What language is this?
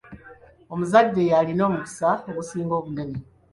Ganda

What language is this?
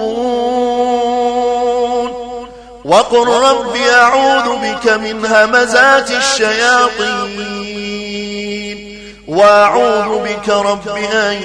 Arabic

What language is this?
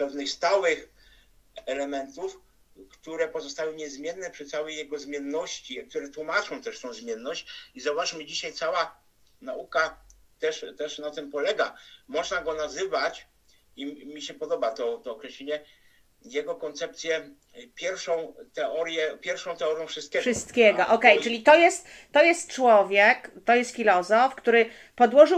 Polish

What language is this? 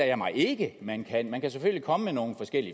Danish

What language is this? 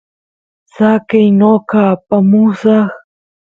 Santiago del Estero Quichua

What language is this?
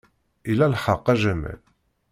Kabyle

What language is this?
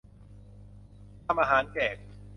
Thai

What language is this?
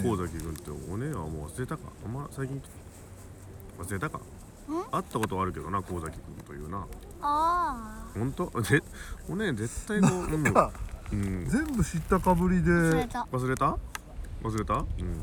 Japanese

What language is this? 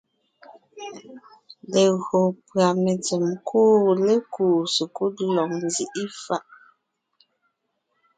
Ngiemboon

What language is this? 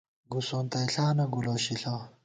Gawar-Bati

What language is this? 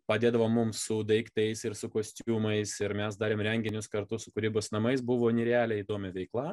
Lithuanian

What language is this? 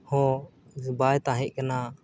Santali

